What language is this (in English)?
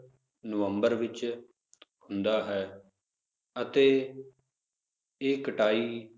Punjabi